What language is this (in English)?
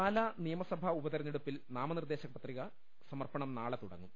Malayalam